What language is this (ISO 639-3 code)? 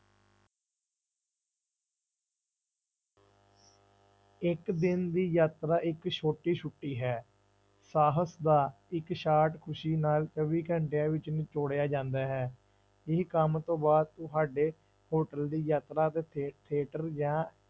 pan